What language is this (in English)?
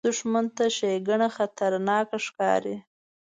Pashto